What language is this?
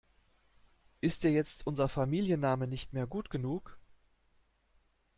German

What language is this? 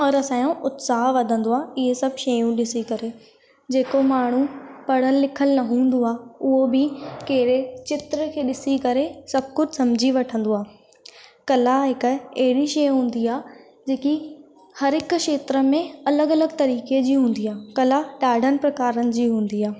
Sindhi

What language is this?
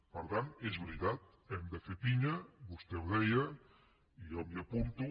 Catalan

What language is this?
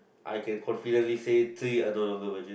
English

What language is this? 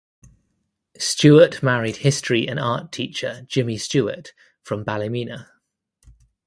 English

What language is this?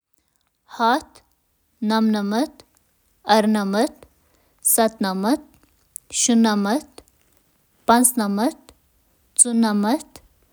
Kashmiri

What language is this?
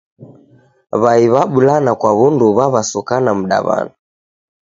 Taita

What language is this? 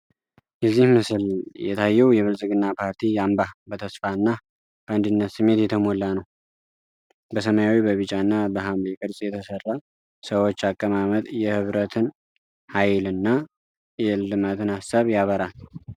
Amharic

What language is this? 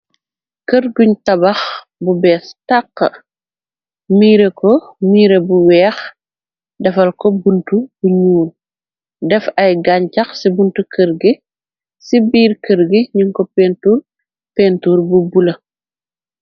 Wolof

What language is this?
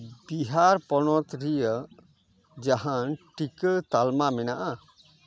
Santali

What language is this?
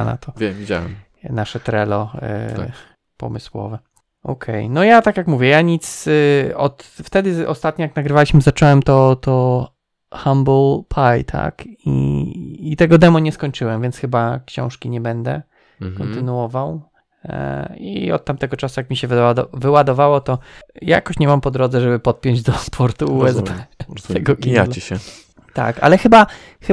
Polish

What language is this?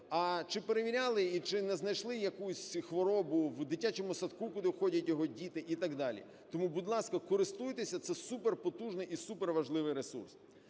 Ukrainian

